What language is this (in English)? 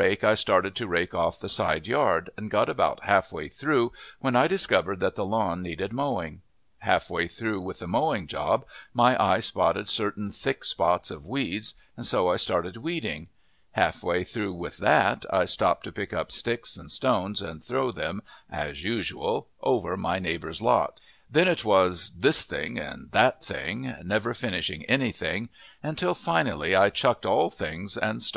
English